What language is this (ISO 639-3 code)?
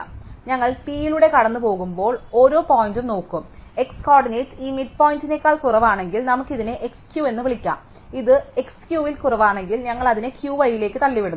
mal